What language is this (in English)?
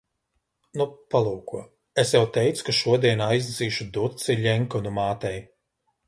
Latvian